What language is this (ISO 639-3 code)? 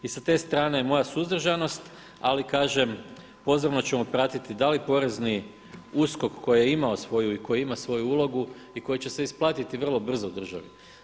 hrv